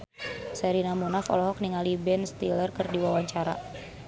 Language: Sundanese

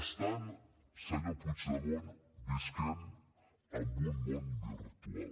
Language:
Catalan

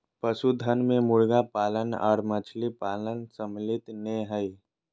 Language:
Magahi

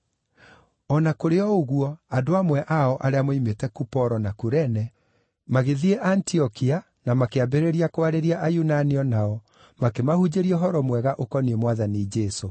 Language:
Kikuyu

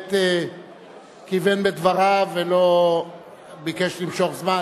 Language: Hebrew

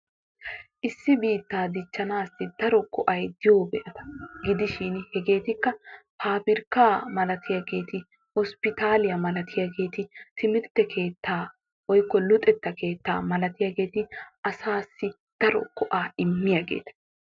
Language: Wolaytta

